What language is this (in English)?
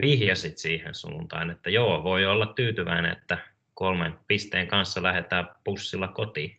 Finnish